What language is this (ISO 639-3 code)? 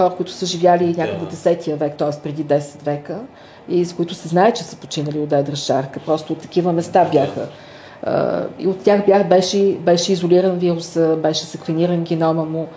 bul